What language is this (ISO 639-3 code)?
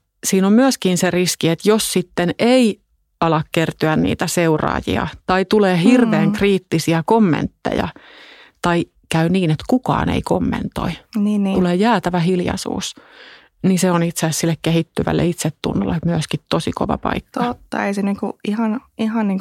fin